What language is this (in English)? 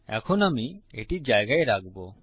Bangla